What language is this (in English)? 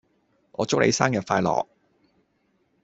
Cantonese